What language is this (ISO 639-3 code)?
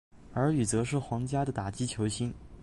zho